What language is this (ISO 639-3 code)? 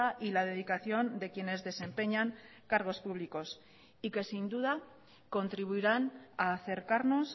spa